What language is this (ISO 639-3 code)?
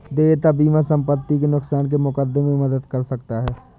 hin